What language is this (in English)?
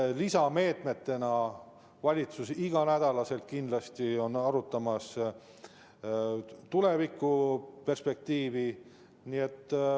Estonian